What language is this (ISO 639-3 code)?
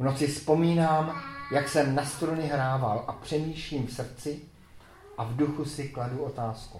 ces